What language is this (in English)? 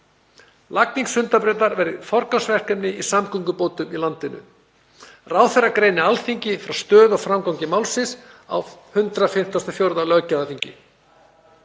Icelandic